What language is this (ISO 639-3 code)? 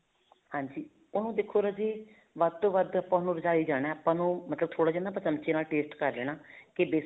pan